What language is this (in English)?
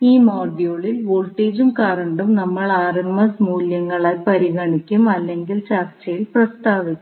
Malayalam